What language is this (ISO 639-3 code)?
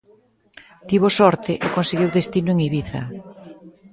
glg